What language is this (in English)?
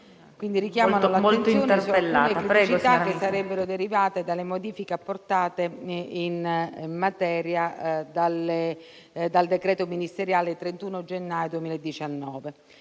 Italian